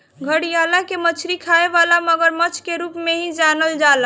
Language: Bhojpuri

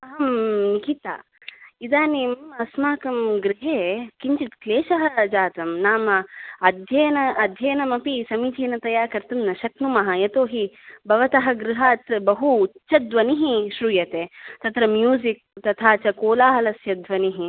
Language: Sanskrit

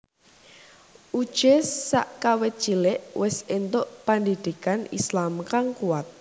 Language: Javanese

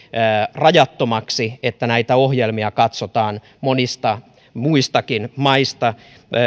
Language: Finnish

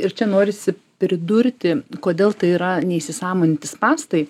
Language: Lithuanian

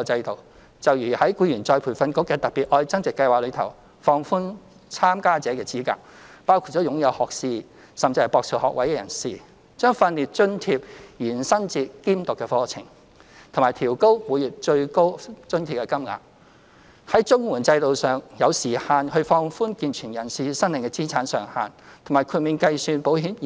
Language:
Cantonese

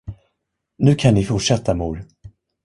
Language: Swedish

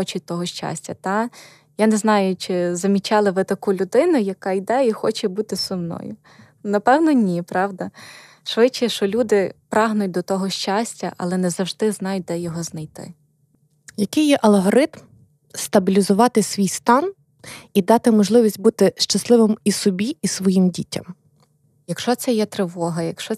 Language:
Ukrainian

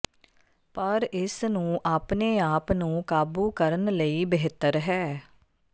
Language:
Punjabi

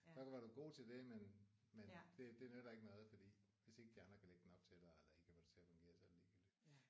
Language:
Danish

